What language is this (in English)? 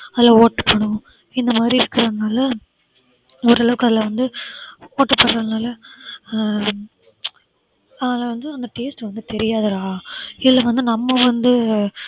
Tamil